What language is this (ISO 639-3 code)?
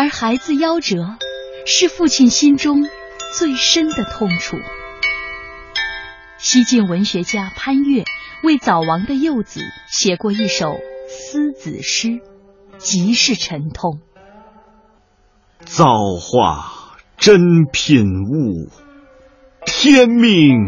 zho